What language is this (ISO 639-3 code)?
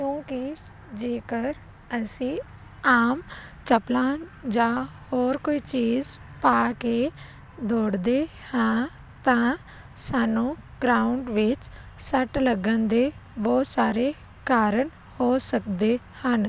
pan